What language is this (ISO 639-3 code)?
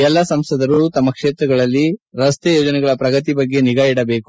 kan